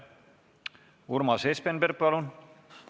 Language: Estonian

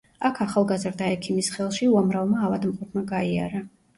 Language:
Georgian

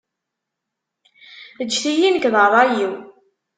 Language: Kabyle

